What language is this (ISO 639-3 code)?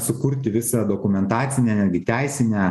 lit